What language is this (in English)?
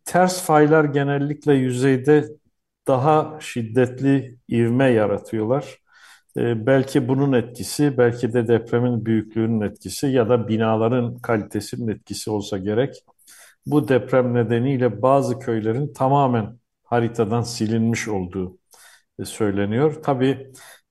Turkish